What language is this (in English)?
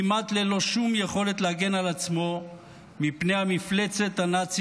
Hebrew